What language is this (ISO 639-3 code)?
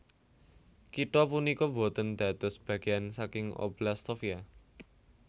jav